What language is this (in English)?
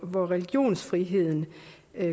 Danish